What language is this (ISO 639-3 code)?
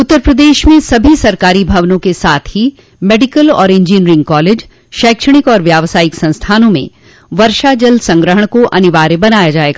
hin